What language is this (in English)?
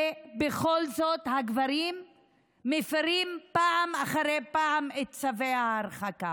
Hebrew